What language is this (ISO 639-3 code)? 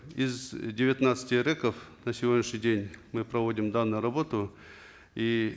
kaz